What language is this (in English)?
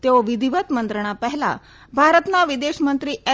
Gujarati